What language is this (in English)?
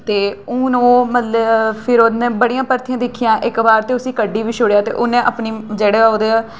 Dogri